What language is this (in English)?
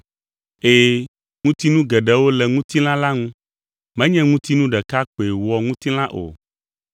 Ewe